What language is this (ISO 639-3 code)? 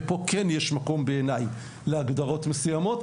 heb